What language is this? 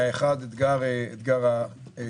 Hebrew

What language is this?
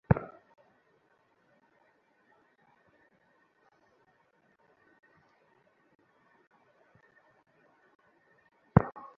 Bangla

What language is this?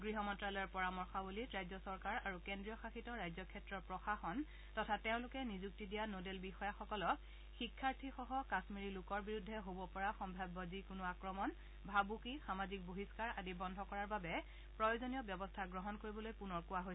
Assamese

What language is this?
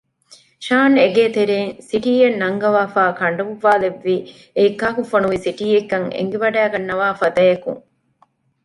Divehi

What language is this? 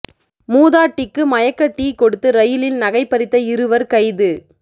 Tamil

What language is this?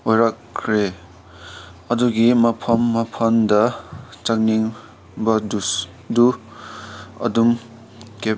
Manipuri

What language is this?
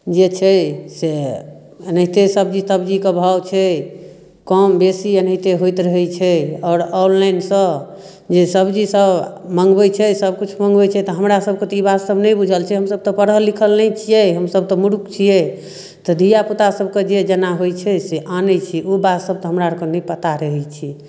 Maithili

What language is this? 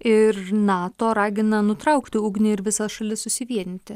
Lithuanian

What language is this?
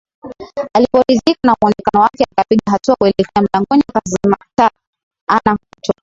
Swahili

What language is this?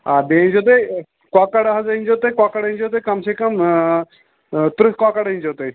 Kashmiri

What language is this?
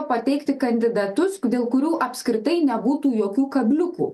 Lithuanian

